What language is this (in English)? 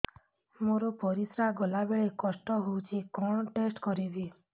Odia